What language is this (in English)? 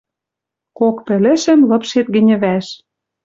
Western Mari